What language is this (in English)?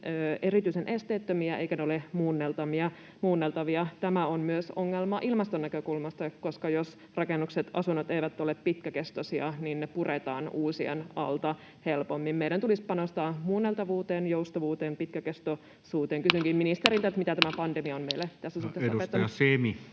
Finnish